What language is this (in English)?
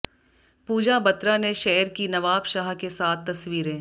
Hindi